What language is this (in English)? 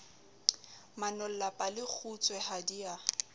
Southern Sotho